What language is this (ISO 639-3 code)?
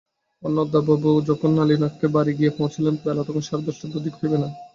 ben